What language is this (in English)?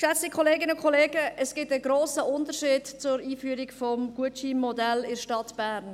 Swiss German